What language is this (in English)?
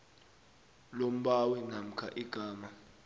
South Ndebele